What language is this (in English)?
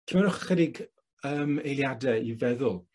Welsh